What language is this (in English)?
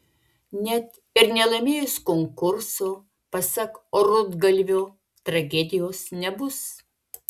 Lithuanian